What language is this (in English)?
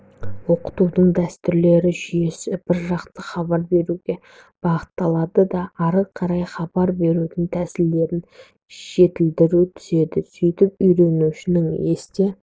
Kazakh